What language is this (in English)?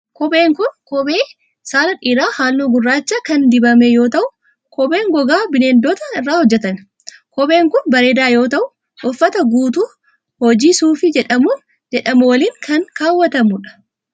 Oromo